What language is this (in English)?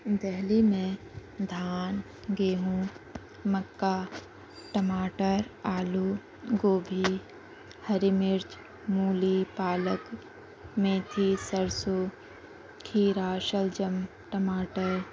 Urdu